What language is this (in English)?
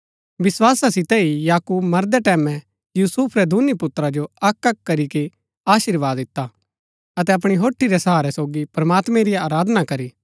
Gaddi